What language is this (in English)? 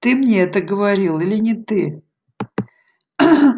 Russian